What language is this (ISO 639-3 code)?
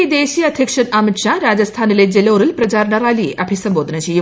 mal